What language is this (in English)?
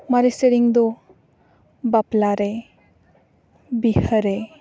Santali